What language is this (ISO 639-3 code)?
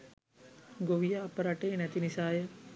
sin